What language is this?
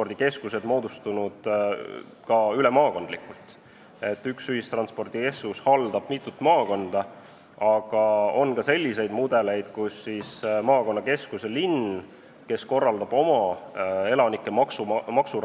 Estonian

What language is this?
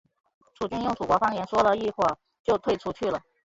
Chinese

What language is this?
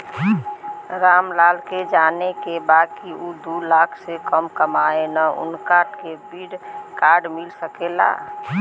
Bhojpuri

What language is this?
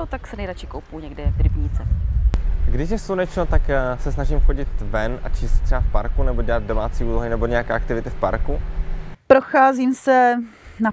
Czech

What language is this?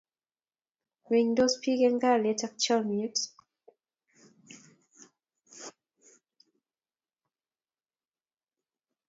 Kalenjin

